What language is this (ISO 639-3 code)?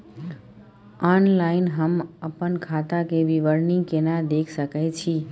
mai